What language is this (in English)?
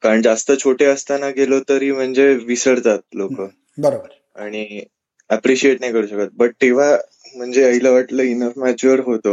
Marathi